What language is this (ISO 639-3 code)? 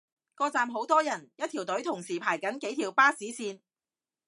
yue